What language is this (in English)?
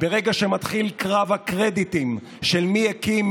Hebrew